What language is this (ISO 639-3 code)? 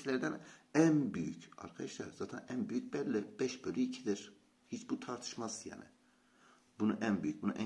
tur